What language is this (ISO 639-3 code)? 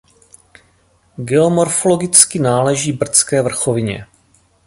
ces